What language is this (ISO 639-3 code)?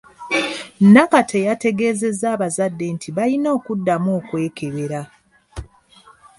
lug